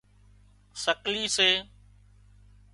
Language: Wadiyara Koli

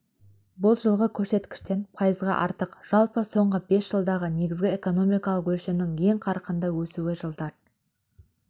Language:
Kazakh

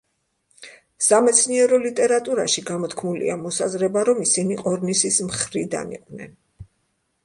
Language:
Georgian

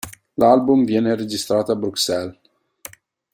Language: Italian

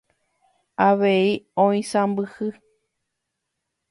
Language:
Guarani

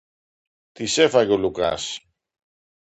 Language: Greek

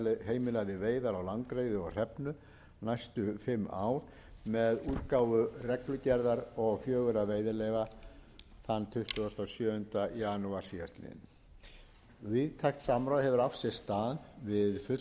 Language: Icelandic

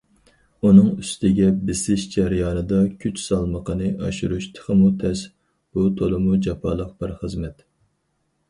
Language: Uyghur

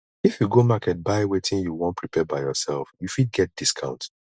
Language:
Nigerian Pidgin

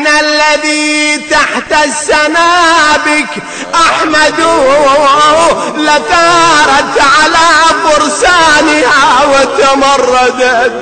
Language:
Arabic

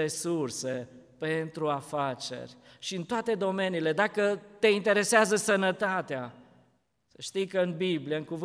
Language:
Romanian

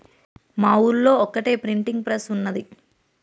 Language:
Telugu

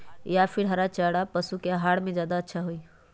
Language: Magahi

